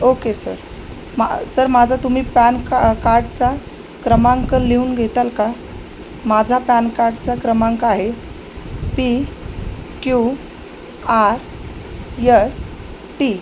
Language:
Marathi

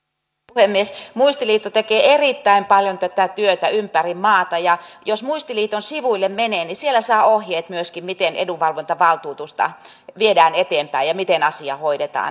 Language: Finnish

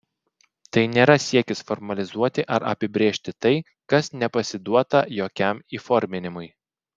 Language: Lithuanian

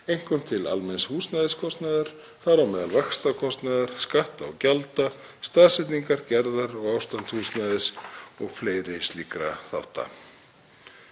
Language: Icelandic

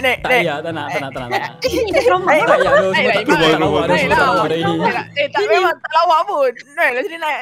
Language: Malay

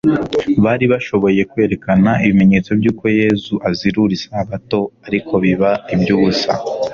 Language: Kinyarwanda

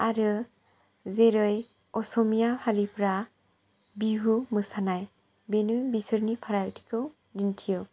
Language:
Bodo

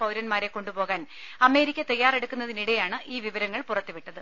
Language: Malayalam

